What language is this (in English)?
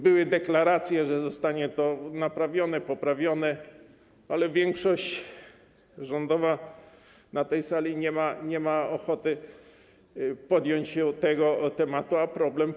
Polish